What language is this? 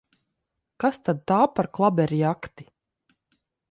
Latvian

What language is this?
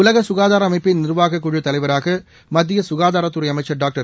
Tamil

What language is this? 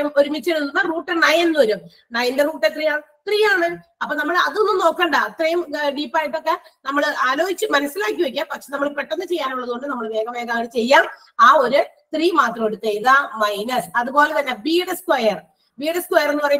Malayalam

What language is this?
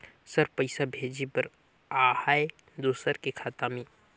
Chhattisgarhi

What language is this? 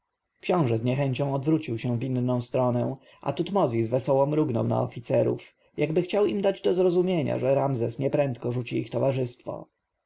Polish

